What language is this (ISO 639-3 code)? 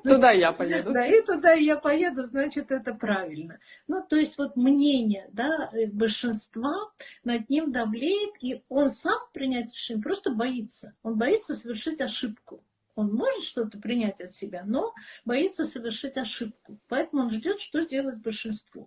rus